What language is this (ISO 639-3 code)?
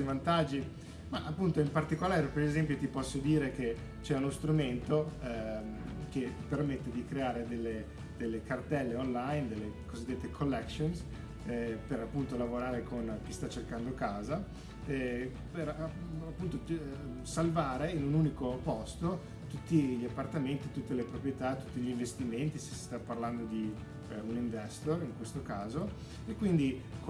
ita